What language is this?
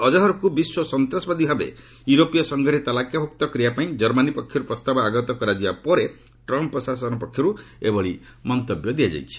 Odia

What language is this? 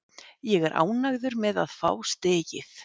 Icelandic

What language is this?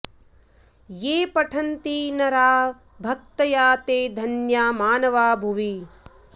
Sanskrit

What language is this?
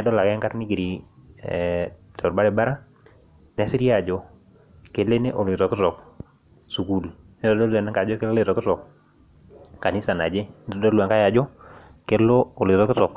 Masai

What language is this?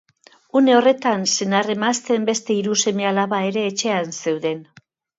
Basque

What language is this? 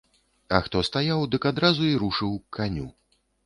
Belarusian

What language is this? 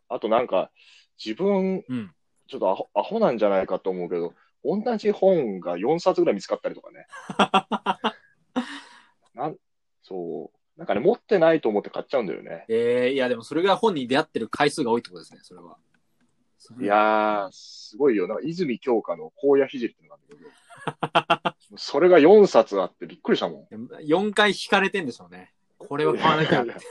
Japanese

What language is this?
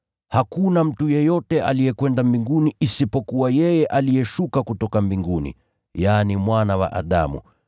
Swahili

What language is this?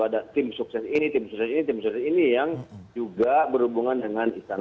Indonesian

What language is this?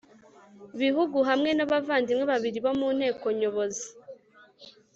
Kinyarwanda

